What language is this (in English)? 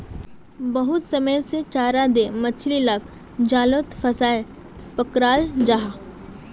Magahi